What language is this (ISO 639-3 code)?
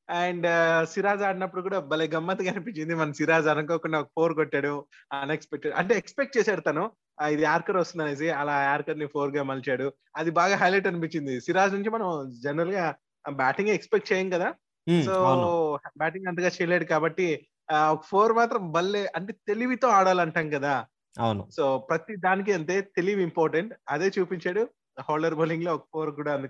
tel